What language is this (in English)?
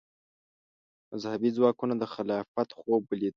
Pashto